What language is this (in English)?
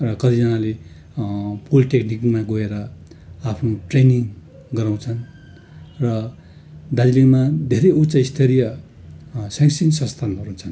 Nepali